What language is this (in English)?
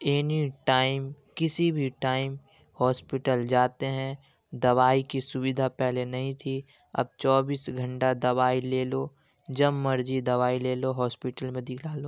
Urdu